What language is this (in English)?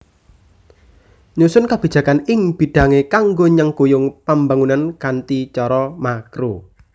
Javanese